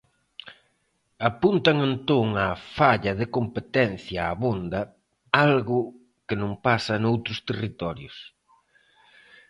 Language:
Galician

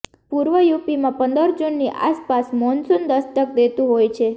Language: Gujarati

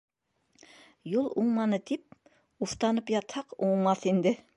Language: Bashkir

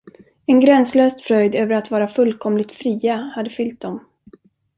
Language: Swedish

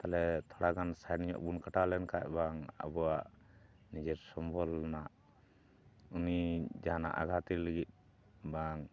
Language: Santali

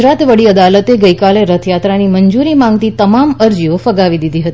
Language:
Gujarati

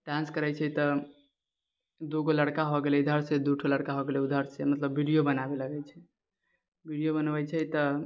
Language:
Maithili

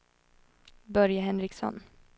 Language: Swedish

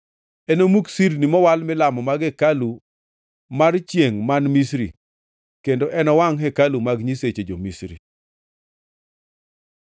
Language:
Luo (Kenya and Tanzania)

